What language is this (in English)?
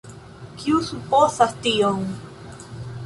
Esperanto